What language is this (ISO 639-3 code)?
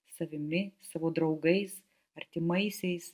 lit